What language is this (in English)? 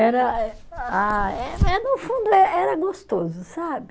Portuguese